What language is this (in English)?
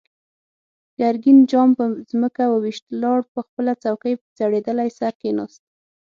Pashto